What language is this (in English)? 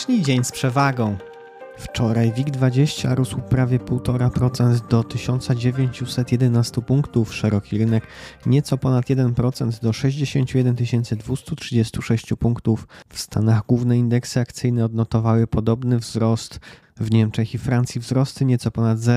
Polish